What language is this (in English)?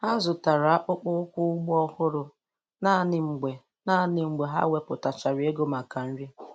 Igbo